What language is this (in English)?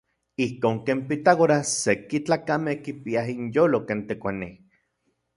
Central Puebla Nahuatl